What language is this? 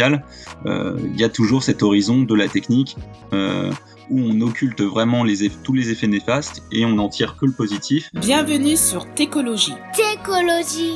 French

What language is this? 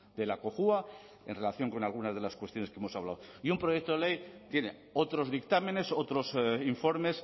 Spanish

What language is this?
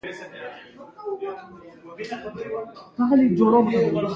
Pashto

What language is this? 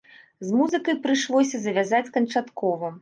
Belarusian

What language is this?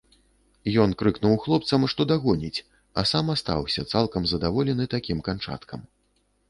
Belarusian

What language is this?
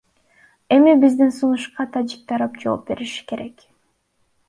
Kyrgyz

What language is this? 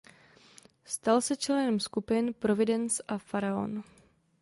Czech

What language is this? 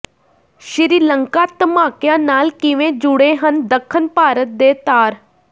Punjabi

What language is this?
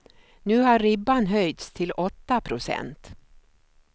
Swedish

